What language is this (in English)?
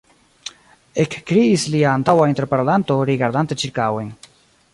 Esperanto